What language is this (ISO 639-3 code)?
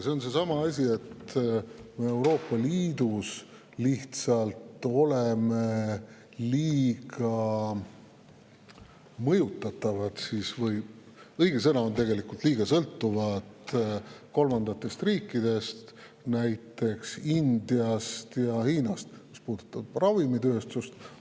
est